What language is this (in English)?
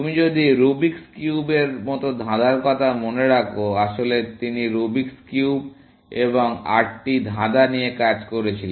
Bangla